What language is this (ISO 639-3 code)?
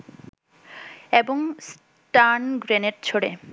ben